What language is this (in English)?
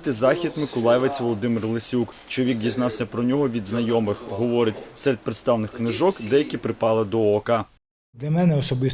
Ukrainian